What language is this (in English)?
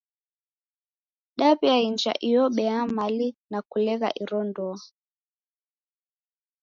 Taita